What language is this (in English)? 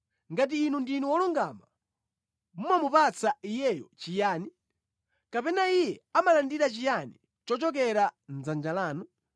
Nyanja